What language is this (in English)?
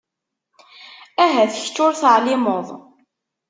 Kabyle